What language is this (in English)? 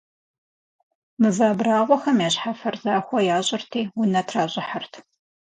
Kabardian